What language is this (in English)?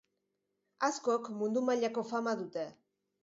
Basque